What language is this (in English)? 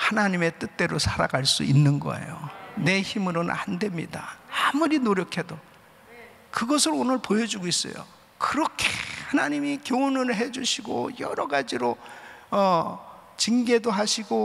Korean